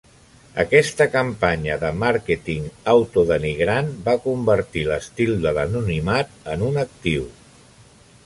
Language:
Catalan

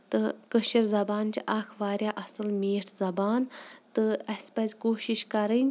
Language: Kashmiri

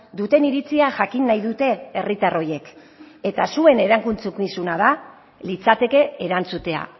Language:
Basque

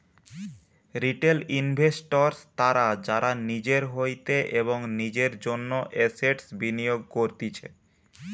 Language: Bangla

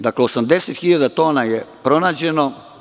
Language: Serbian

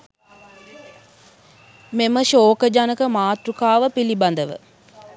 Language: Sinhala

